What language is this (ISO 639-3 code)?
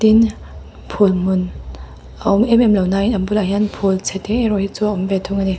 lus